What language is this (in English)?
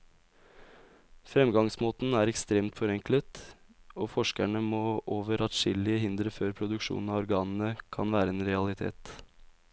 Norwegian